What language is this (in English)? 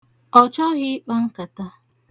Igbo